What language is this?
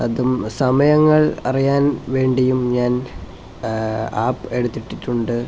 Malayalam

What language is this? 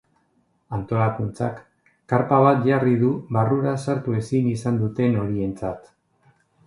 Basque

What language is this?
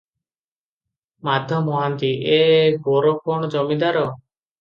Odia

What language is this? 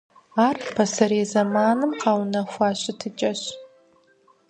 Kabardian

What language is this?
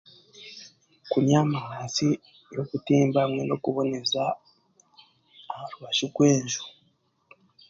Chiga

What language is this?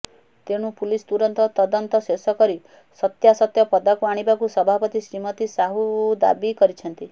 Odia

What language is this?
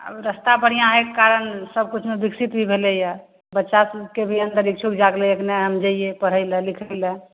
Maithili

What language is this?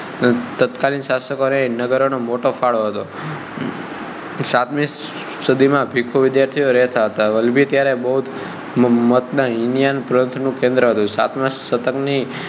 Gujarati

